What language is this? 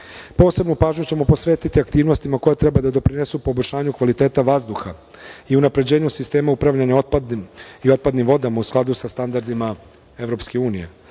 Serbian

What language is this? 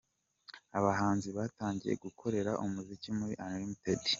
Kinyarwanda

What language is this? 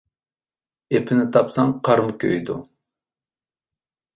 Uyghur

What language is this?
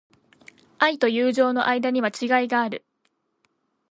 Japanese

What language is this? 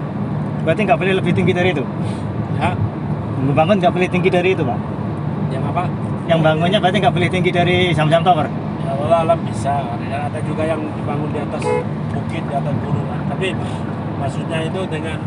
Indonesian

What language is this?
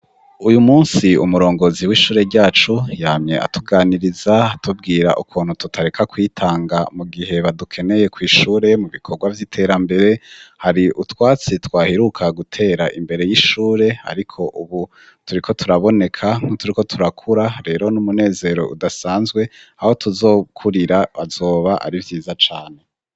Rundi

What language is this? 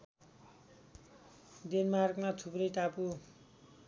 Nepali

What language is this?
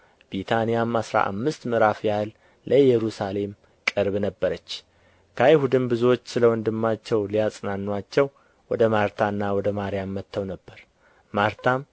Amharic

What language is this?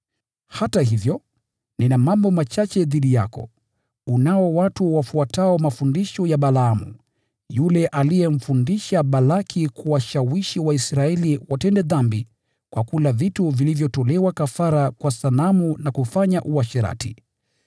Swahili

